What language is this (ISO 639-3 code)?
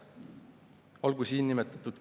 est